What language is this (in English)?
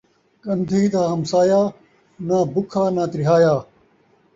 Saraiki